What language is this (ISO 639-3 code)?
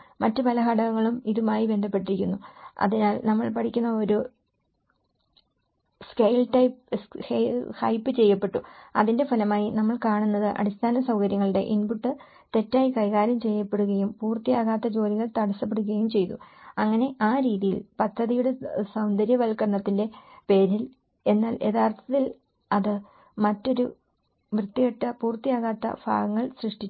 mal